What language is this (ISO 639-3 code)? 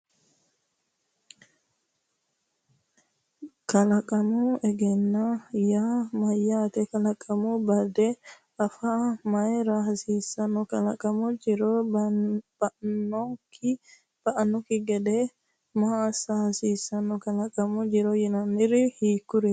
sid